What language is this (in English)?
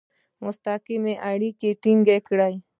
Pashto